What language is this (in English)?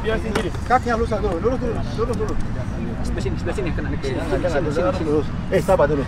Indonesian